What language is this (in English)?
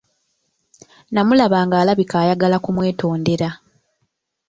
Ganda